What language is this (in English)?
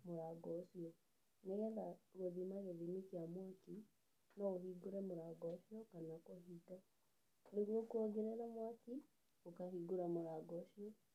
Kikuyu